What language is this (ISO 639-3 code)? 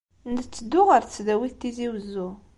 kab